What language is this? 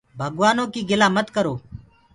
Gurgula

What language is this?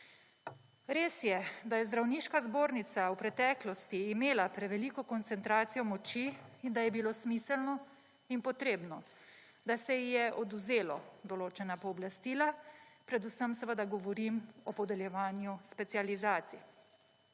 Slovenian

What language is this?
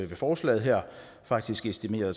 Danish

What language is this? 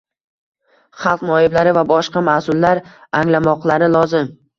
Uzbek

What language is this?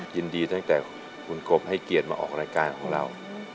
Thai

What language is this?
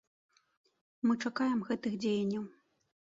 Belarusian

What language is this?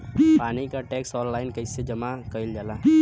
Bhojpuri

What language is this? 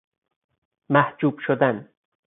Persian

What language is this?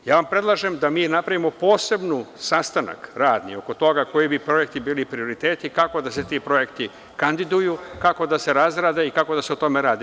Serbian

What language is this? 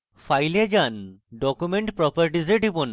Bangla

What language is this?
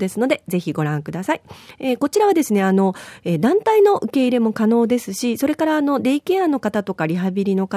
Japanese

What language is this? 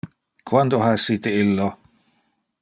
Interlingua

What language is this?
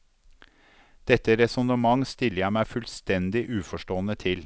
Norwegian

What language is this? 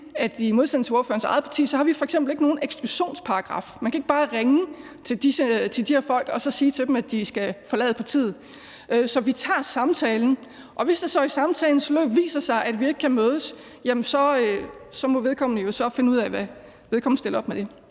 Danish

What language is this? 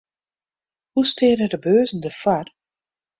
Western Frisian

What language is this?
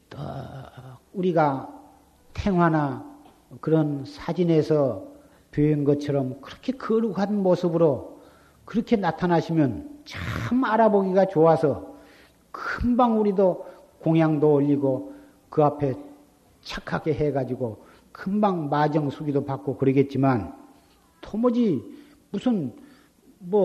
Korean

